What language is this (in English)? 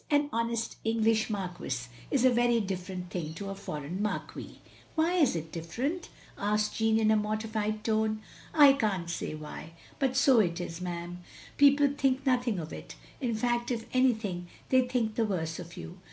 English